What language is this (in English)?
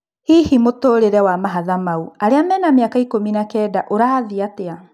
Kikuyu